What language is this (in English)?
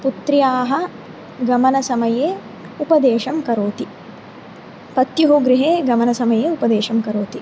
Sanskrit